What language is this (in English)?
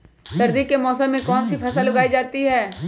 Magahi